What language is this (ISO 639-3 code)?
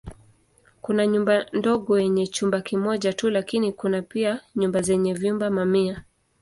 swa